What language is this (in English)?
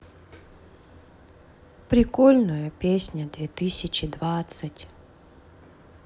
Russian